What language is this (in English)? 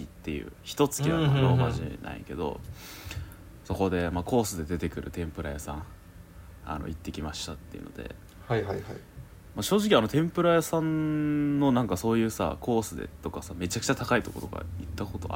Japanese